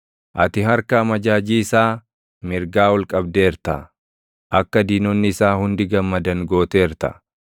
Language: Oromo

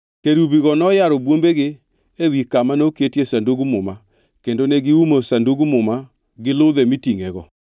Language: Luo (Kenya and Tanzania)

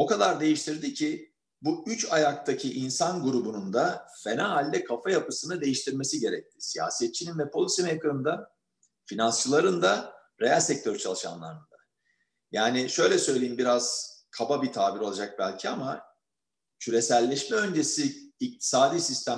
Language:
Turkish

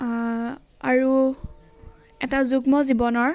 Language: Assamese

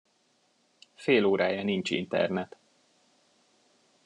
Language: Hungarian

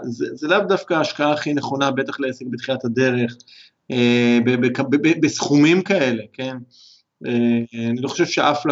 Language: Hebrew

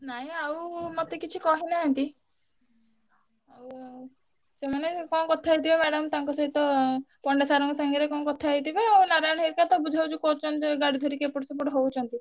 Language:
Odia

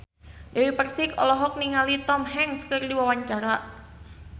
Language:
Sundanese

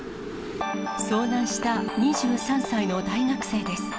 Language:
Japanese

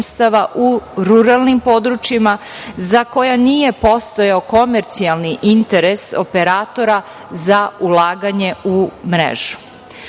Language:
Serbian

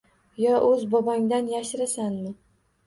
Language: Uzbek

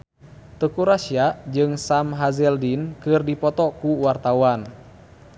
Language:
Sundanese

